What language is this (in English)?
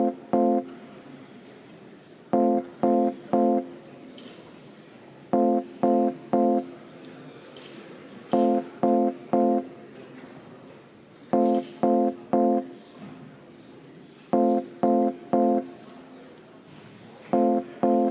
Estonian